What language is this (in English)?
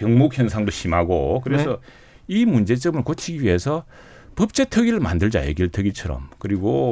Korean